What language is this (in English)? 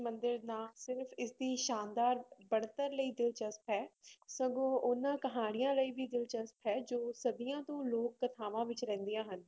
Punjabi